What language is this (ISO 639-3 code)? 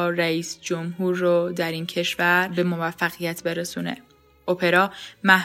fas